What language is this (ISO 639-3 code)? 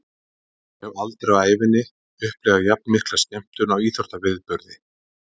isl